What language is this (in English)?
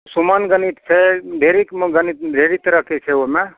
Maithili